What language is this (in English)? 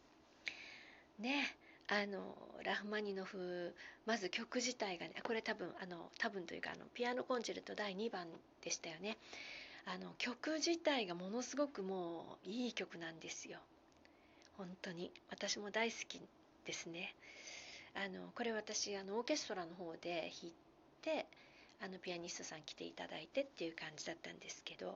Japanese